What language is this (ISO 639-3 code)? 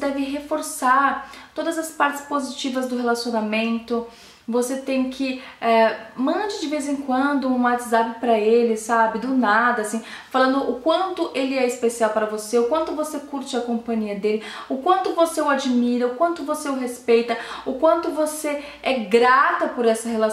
por